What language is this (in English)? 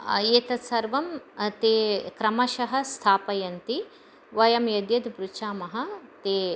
Sanskrit